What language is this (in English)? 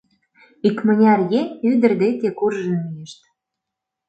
Mari